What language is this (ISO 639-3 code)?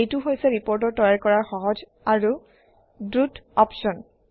asm